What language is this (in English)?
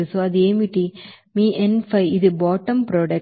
Telugu